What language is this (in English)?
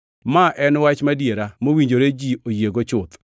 Luo (Kenya and Tanzania)